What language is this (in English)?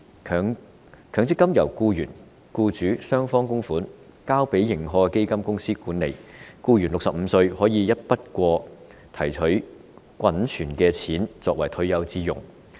Cantonese